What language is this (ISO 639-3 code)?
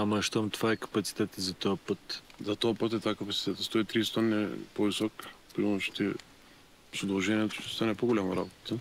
bul